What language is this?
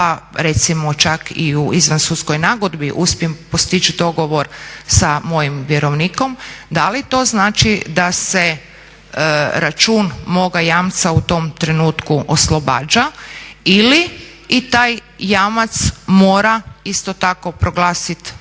Croatian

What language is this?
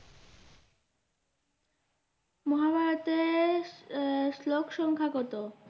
Bangla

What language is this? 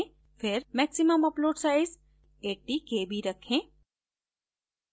Hindi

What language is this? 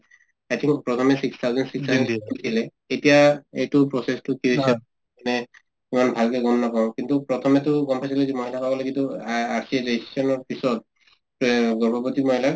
Assamese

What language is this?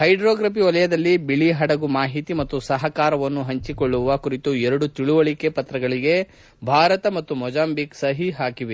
Kannada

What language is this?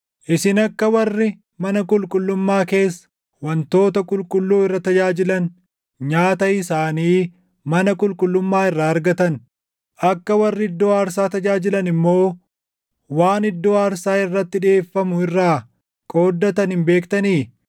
Oromo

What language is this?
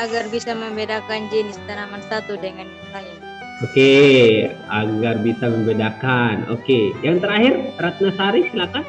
Indonesian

